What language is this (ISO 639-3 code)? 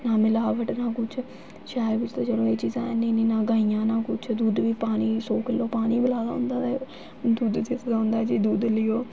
doi